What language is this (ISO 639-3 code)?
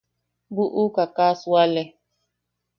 yaq